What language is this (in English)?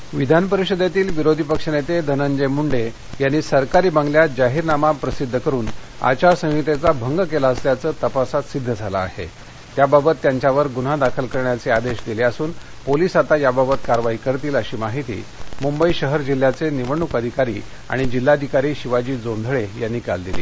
Marathi